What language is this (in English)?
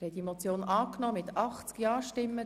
Swiss German